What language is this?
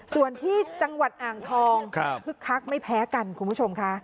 Thai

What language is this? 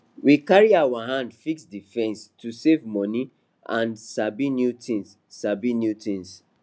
Nigerian Pidgin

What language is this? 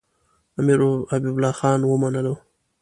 Pashto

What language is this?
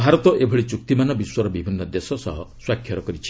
Odia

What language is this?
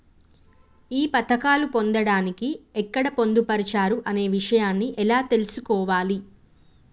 Telugu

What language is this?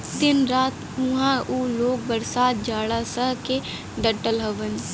Bhojpuri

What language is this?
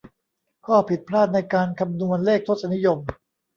Thai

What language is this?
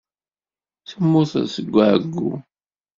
Kabyle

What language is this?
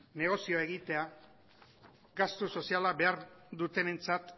Basque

